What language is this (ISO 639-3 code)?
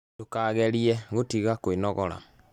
kik